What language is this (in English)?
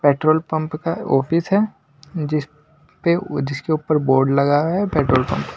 Hindi